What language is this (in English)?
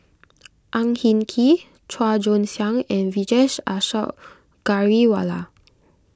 English